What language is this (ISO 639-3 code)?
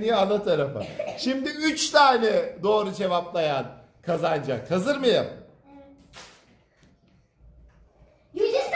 tur